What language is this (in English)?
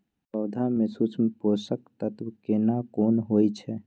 Maithili